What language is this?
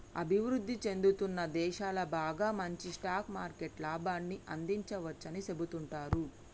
Telugu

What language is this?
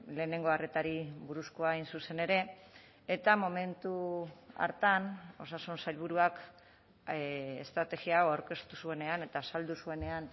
Basque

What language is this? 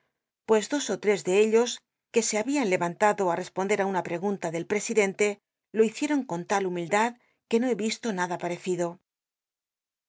Spanish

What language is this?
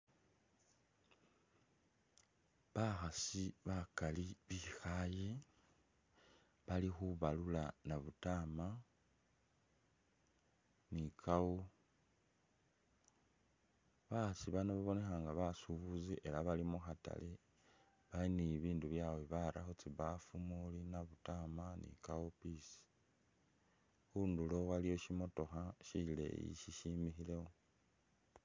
Masaaba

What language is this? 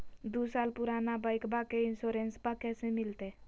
Magahi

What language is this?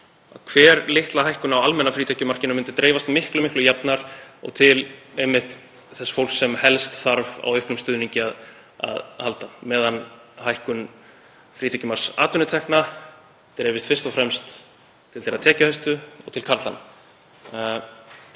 Icelandic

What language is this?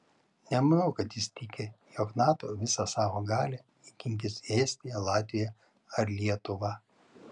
Lithuanian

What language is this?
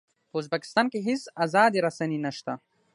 Pashto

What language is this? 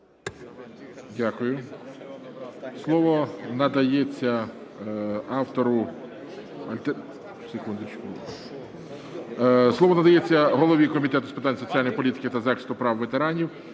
Ukrainian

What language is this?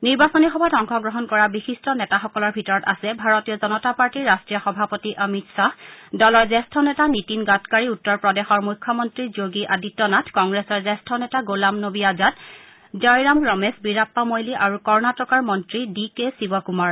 Assamese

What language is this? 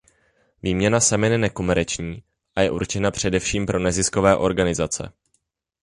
Czech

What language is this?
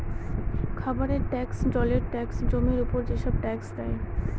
Bangla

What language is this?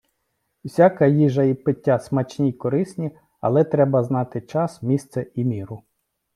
Ukrainian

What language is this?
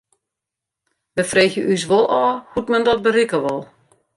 Western Frisian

